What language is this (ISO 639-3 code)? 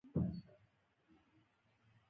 pus